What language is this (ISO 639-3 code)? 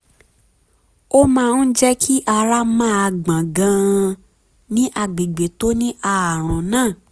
yor